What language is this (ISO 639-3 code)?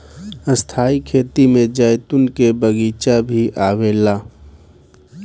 bho